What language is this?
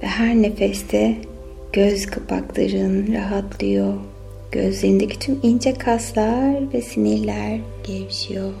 Turkish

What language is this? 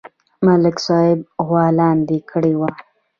Pashto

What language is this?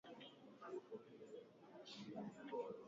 Swahili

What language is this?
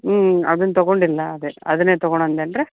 Kannada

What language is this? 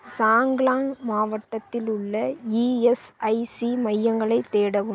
Tamil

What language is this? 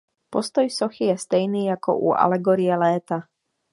Czech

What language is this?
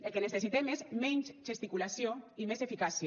Catalan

